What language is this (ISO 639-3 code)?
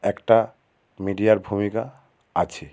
ben